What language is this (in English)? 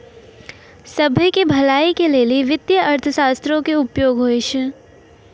Maithili